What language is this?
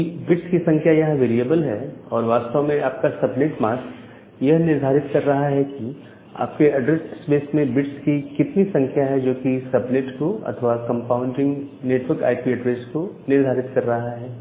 Hindi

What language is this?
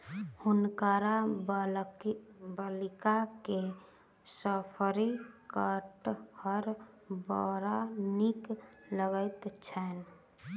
Maithili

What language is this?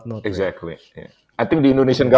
Indonesian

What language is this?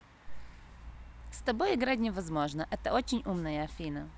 Russian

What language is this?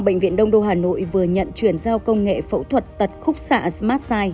Vietnamese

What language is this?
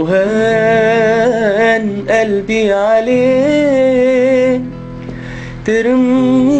Arabic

